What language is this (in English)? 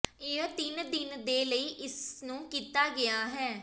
Punjabi